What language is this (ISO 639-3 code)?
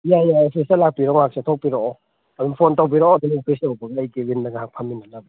mni